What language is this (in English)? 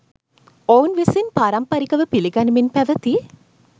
Sinhala